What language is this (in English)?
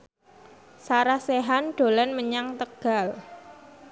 Javanese